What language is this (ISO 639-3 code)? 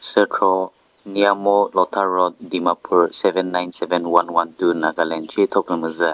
nri